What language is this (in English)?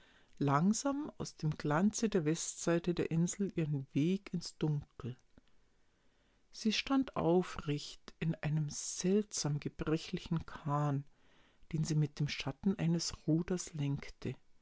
German